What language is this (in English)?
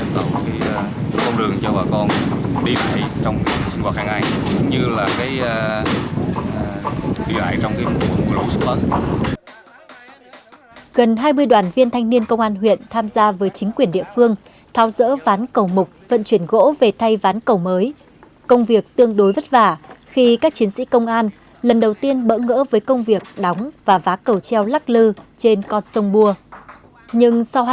Vietnamese